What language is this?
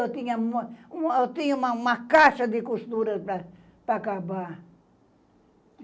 Portuguese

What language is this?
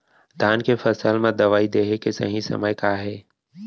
Chhattisgarhi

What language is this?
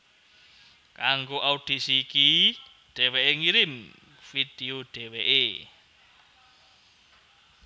Javanese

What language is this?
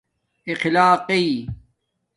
Domaaki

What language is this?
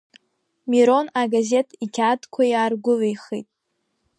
Abkhazian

